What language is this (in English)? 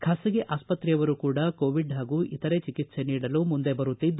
Kannada